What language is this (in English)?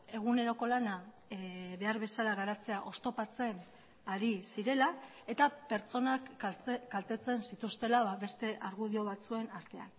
Basque